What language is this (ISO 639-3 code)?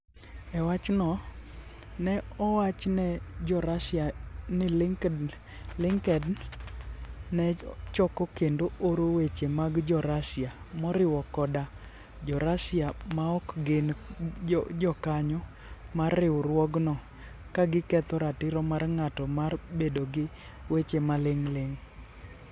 luo